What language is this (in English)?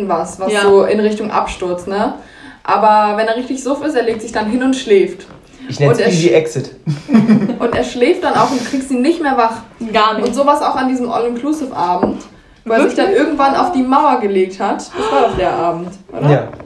German